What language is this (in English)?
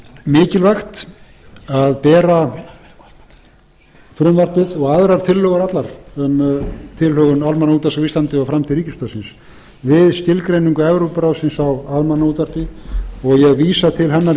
Icelandic